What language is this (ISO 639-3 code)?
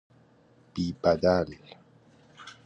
fas